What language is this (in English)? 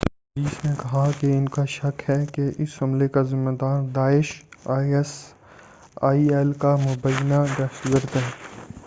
Urdu